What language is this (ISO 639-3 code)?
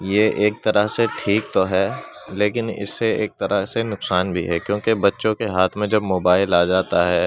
urd